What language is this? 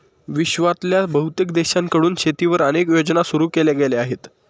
Marathi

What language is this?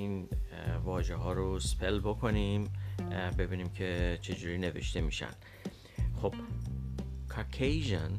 Persian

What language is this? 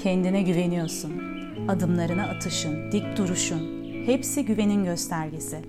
Turkish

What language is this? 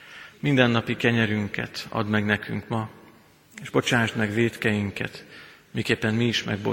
Hungarian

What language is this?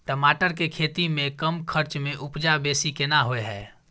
Maithili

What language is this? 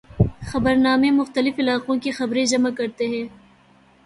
Urdu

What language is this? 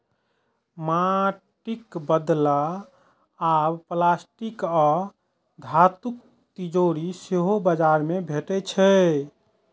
Maithili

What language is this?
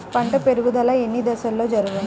Telugu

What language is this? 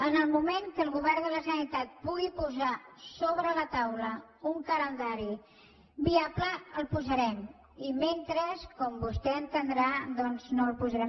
Catalan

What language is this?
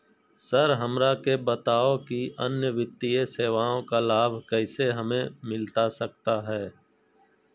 Magahi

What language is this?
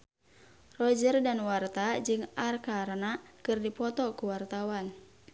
Sundanese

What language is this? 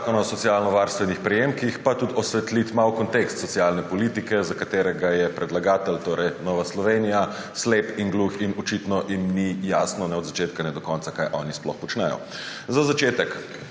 Slovenian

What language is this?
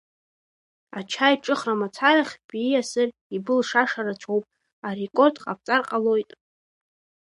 Abkhazian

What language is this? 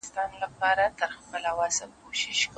Pashto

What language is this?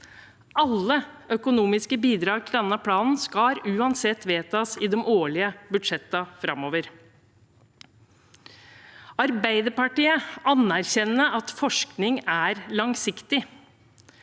Norwegian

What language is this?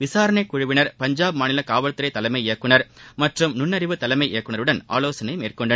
Tamil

